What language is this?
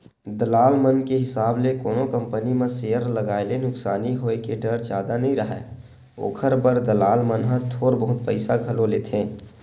Chhattisgarhi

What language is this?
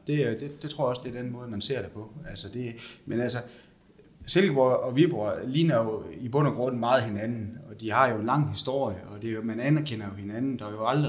Danish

